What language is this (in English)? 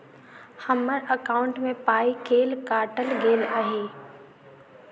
Maithili